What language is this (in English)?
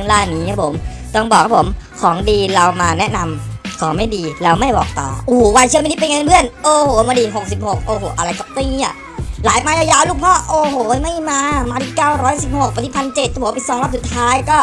Thai